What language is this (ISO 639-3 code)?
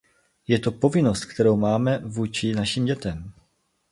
ces